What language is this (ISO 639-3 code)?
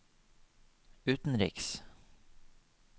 nor